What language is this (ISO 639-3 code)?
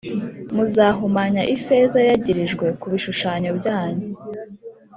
kin